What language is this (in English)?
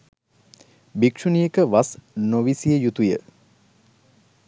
Sinhala